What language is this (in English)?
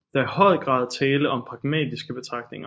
Danish